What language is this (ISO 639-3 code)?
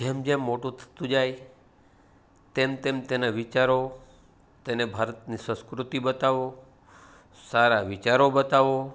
guj